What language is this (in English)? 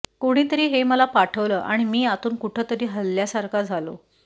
Marathi